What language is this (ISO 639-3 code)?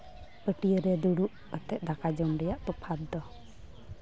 sat